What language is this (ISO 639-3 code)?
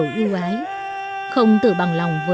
vie